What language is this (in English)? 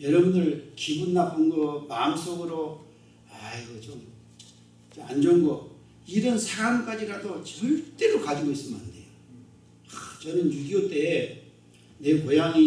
Korean